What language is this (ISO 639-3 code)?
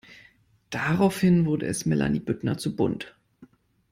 deu